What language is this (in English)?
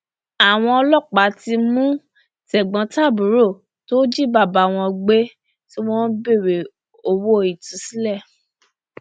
Yoruba